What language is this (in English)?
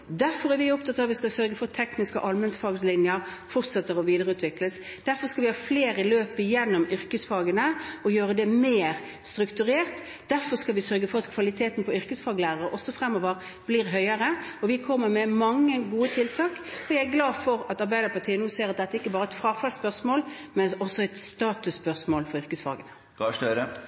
Norwegian Bokmål